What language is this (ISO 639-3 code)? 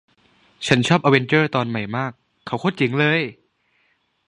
tha